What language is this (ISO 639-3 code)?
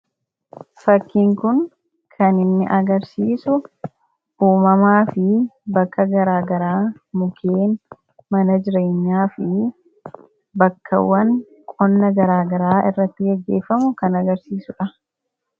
orm